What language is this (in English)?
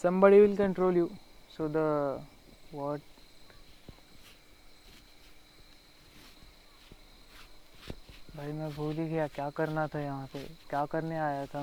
Marathi